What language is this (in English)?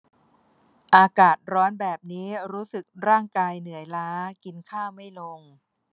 Thai